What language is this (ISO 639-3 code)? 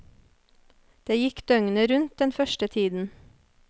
nor